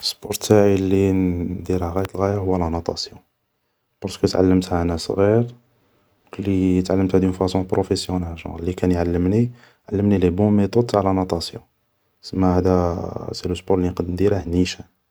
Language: Algerian Arabic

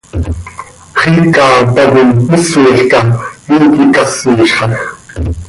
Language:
Seri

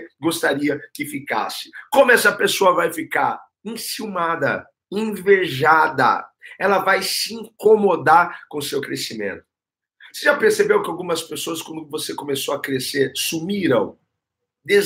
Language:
Portuguese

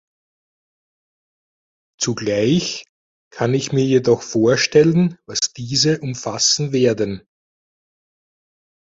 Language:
German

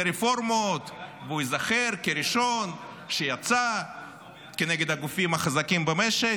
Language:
Hebrew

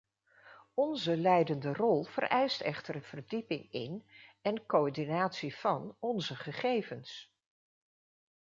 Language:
Dutch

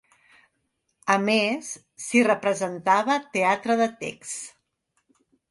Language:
Catalan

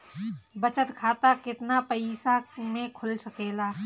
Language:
Bhojpuri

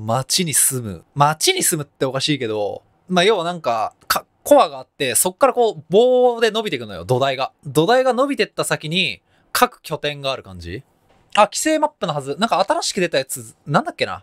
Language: Japanese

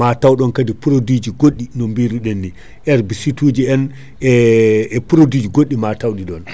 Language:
Fula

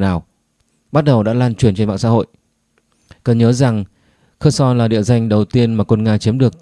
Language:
Vietnamese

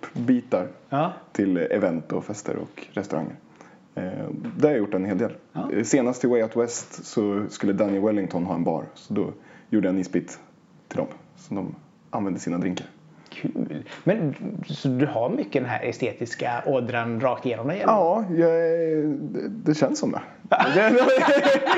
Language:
Swedish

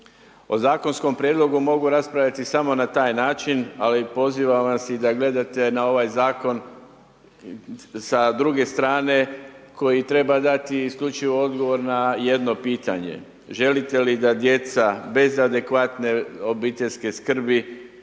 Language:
Croatian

